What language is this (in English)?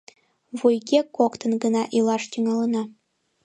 Mari